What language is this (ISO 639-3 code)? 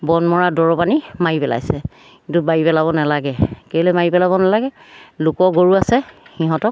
asm